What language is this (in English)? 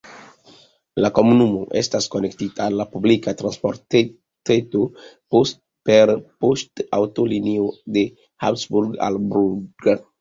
Esperanto